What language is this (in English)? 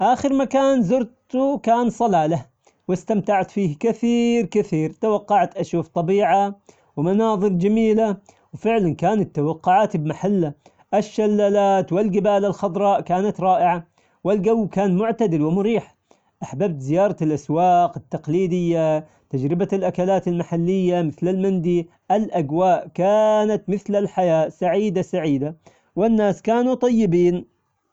Omani Arabic